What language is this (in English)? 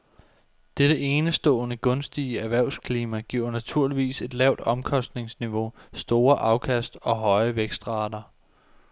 Danish